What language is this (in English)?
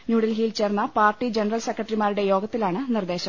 Malayalam